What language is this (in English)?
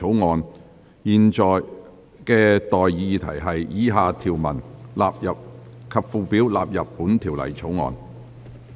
Cantonese